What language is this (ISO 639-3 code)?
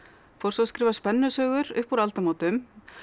isl